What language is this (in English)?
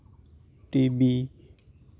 Santali